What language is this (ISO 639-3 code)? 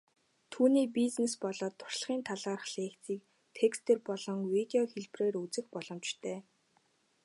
mon